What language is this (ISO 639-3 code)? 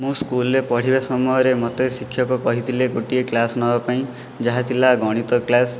ori